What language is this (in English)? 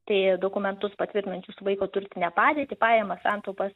Lithuanian